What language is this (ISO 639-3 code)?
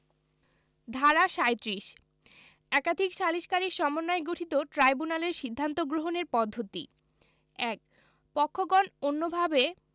ben